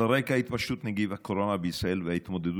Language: Hebrew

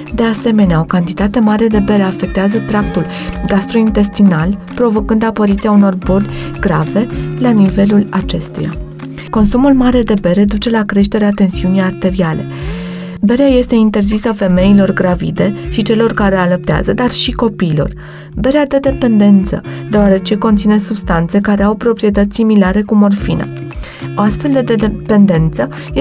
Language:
Romanian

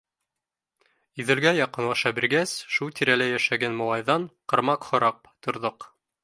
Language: Bashkir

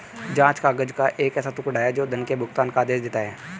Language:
Hindi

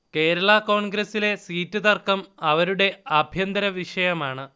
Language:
Malayalam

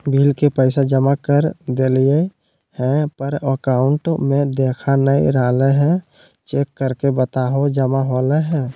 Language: Magahi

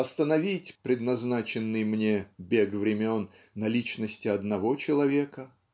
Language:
Russian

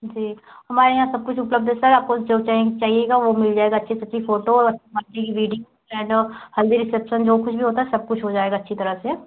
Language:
Hindi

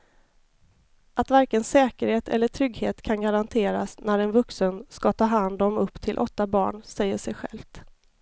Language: Swedish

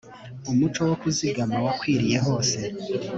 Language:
Kinyarwanda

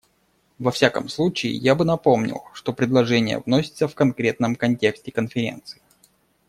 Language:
Russian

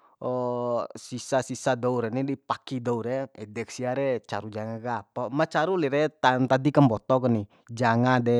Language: Bima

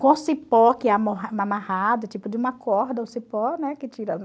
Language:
Portuguese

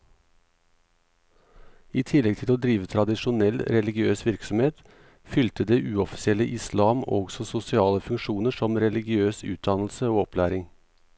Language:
Norwegian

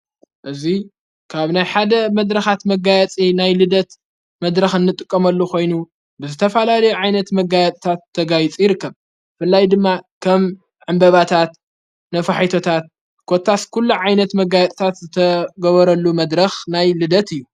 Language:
Tigrinya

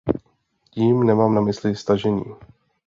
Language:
Czech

